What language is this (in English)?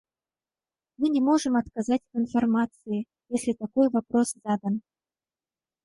Russian